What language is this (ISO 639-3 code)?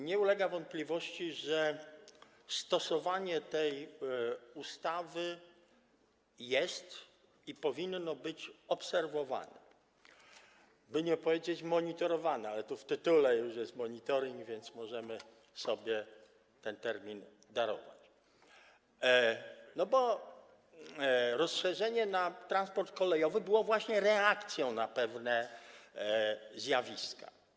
pol